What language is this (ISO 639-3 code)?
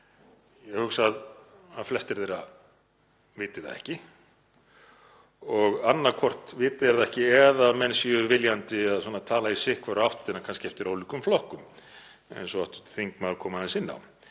isl